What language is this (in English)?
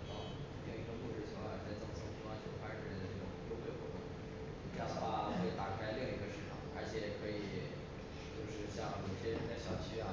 Chinese